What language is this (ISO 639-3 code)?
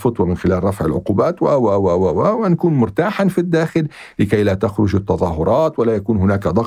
ara